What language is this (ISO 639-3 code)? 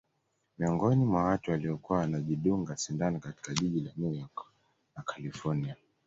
swa